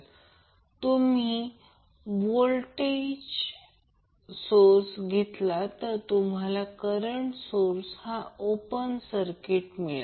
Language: Marathi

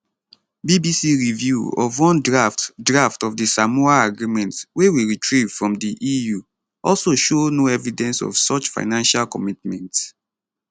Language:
Nigerian Pidgin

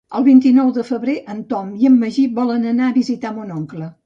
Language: Catalan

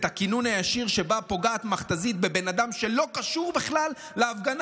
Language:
Hebrew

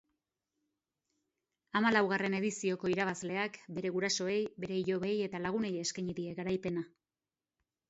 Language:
Basque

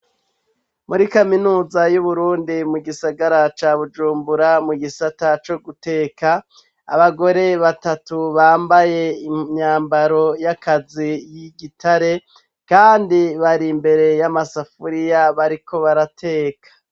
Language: Rundi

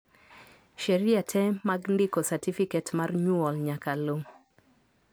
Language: Luo (Kenya and Tanzania)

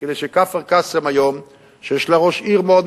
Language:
Hebrew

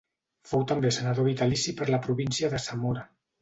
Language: Catalan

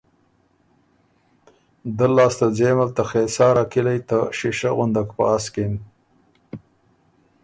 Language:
Ormuri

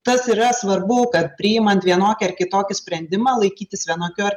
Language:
Lithuanian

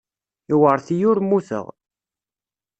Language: Kabyle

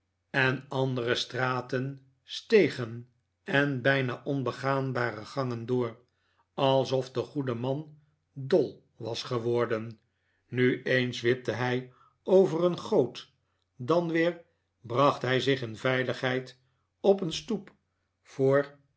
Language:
Dutch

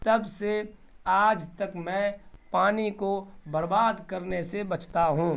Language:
Urdu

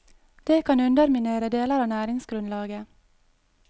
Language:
Norwegian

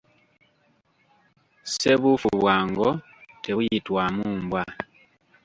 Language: Ganda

